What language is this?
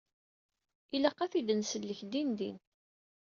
Kabyle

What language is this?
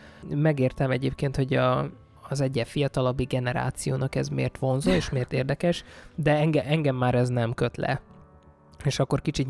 Hungarian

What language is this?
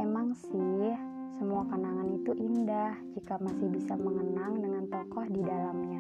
Indonesian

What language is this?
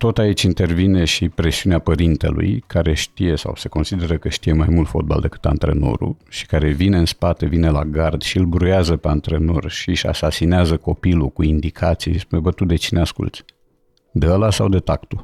Romanian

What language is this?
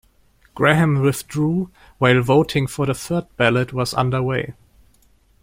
English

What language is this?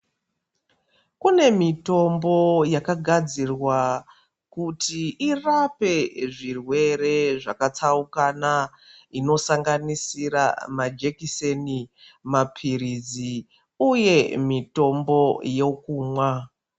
Ndau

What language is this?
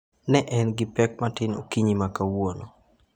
Luo (Kenya and Tanzania)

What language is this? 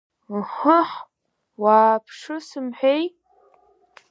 Abkhazian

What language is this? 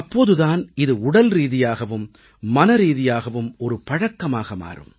Tamil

